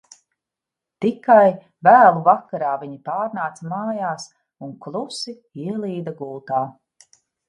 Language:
Latvian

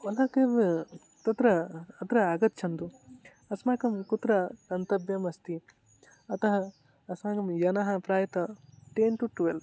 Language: Sanskrit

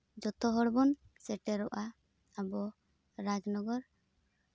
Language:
Santali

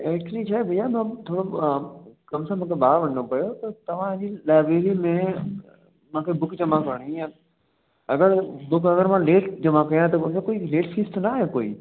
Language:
Sindhi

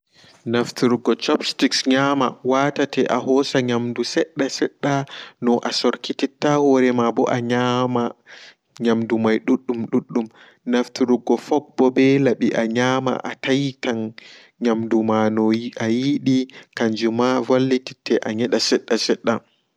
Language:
Fula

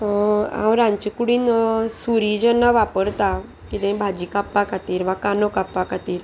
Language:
Konkani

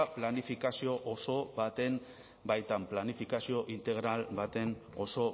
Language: Basque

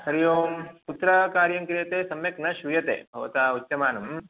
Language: Sanskrit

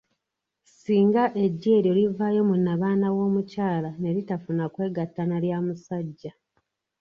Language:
Ganda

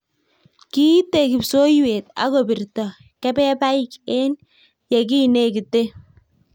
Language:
Kalenjin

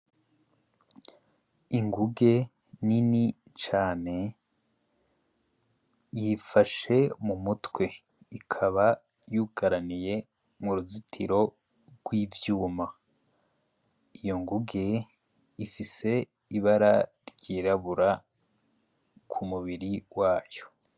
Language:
Rundi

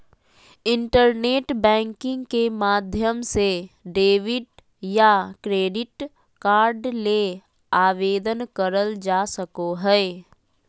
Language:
Magahi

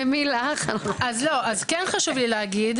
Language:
Hebrew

